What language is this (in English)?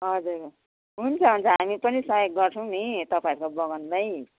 Nepali